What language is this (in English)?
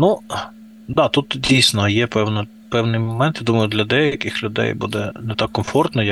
Ukrainian